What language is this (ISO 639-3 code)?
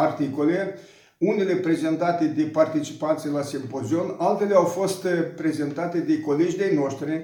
ron